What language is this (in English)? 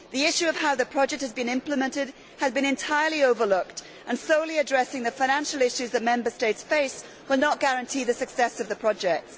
English